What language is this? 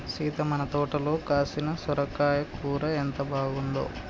Telugu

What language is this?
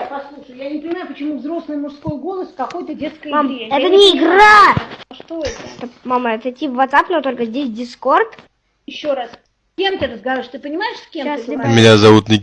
Russian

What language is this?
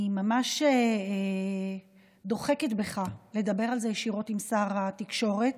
Hebrew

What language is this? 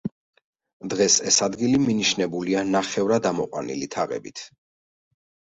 Georgian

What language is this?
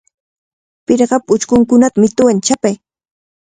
Cajatambo North Lima Quechua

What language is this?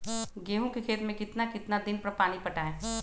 Magahi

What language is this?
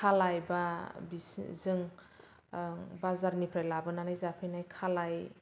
Bodo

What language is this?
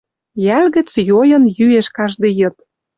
Western Mari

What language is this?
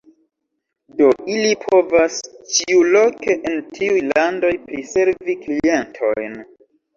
Esperanto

